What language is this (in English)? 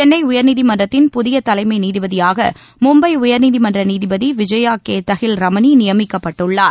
Tamil